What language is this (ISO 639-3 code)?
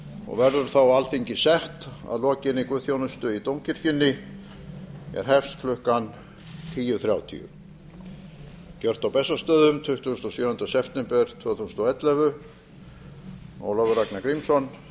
isl